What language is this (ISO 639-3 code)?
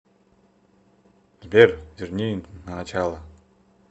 rus